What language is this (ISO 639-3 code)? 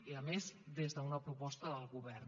cat